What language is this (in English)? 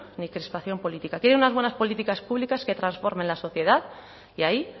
Spanish